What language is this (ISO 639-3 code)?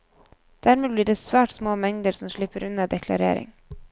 nor